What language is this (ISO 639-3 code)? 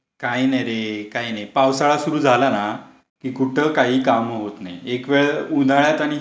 mar